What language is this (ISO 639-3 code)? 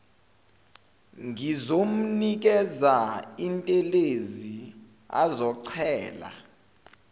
zul